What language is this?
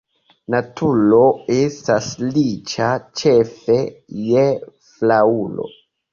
Esperanto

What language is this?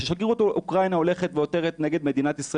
Hebrew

